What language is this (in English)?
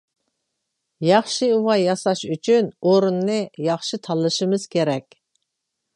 Uyghur